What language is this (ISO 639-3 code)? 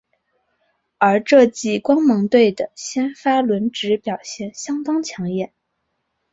zho